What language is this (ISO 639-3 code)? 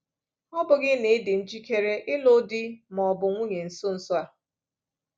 ibo